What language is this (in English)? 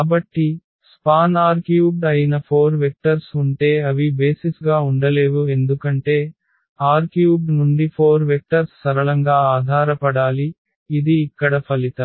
Telugu